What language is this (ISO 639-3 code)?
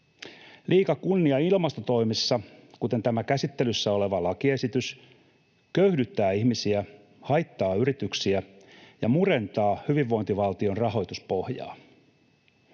fin